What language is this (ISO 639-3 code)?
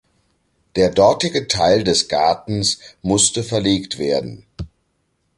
deu